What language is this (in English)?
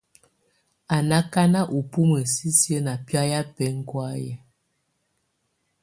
Tunen